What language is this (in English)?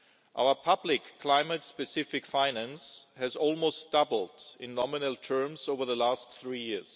English